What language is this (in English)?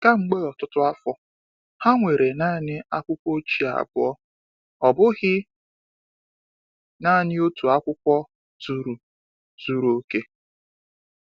Igbo